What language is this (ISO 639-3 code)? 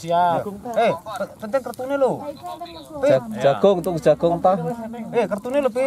ind